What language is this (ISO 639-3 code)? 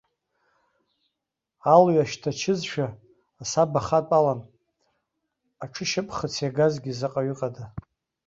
abk